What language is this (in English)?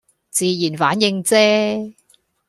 Cantonese